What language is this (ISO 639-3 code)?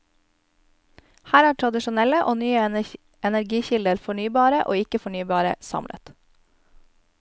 nor